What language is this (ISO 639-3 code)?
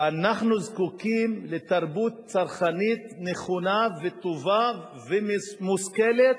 heb